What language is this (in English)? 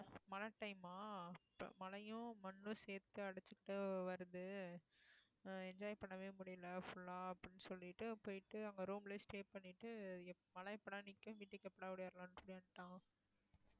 Tamil